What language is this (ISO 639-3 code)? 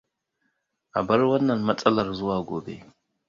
hau